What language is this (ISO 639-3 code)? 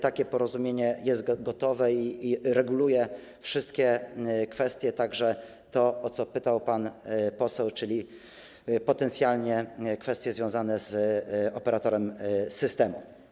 pol